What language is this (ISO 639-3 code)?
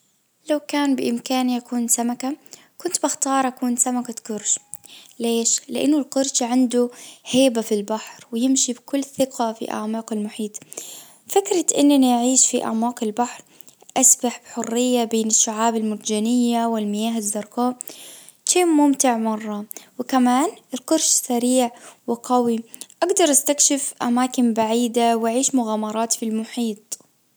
ars